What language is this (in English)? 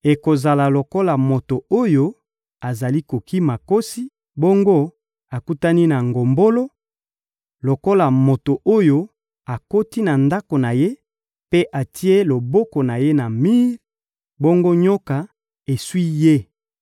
Lingala